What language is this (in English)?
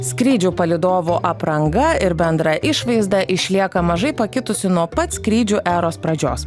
Lithuanian